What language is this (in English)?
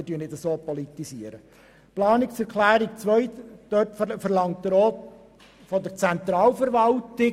Swiss German